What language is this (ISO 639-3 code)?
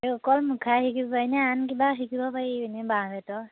asm